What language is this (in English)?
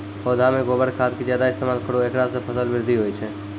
Maithili